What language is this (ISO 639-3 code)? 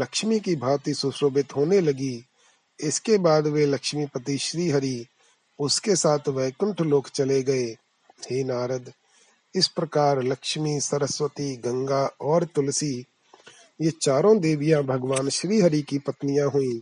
hin